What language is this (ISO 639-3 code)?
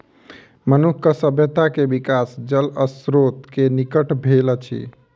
mai